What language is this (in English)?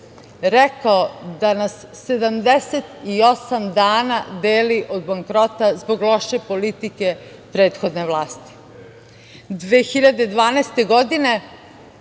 Serbian